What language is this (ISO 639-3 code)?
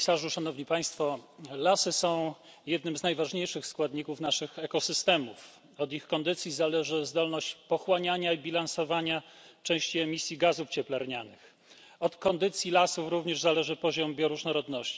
pol